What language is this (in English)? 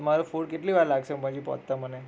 Gujarati